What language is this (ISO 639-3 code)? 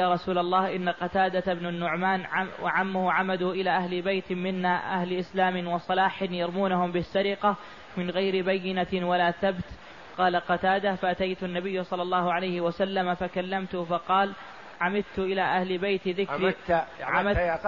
ara